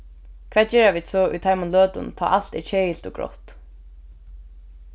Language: Faroese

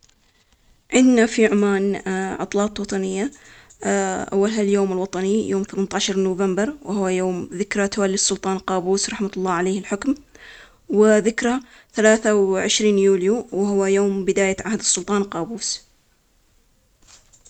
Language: Omani Arabic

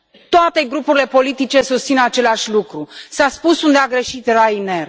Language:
Romanian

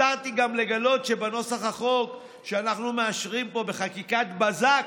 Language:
Hebrew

